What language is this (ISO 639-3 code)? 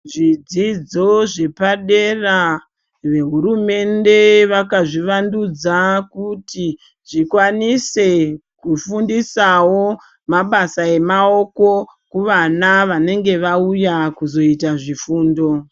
ndc